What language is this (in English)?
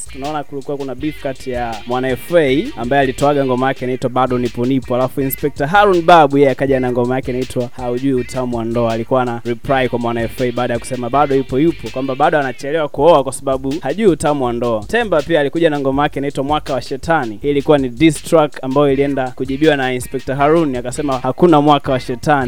Swahili